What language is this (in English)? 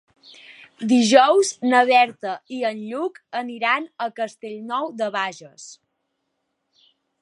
Catalan